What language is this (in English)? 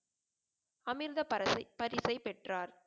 Tamil